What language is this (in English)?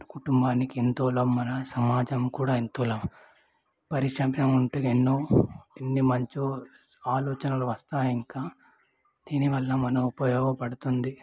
Telugu